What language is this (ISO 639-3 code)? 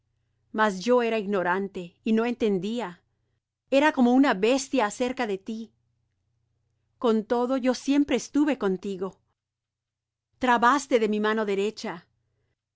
spa